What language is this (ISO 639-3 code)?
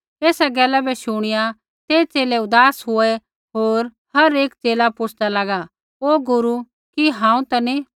kfx